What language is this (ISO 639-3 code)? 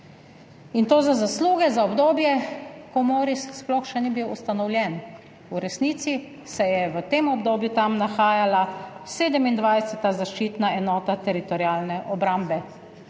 slv